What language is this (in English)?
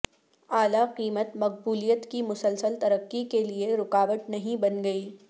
Urdu